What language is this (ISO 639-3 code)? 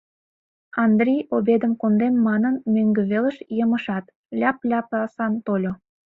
chm